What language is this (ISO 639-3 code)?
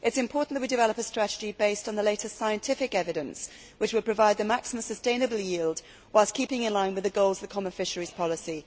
eng